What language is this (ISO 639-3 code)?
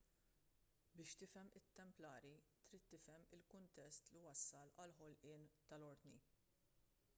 mlt